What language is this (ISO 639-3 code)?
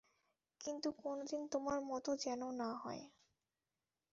ben